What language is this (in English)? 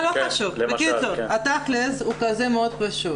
Hebrew